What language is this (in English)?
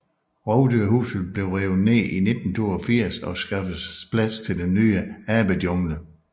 Danish